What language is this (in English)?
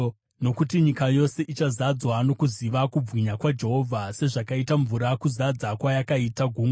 Shona